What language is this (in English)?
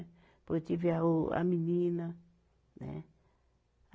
Portuguese